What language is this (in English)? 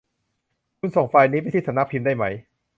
Thai